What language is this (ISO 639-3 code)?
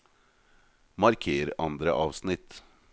nor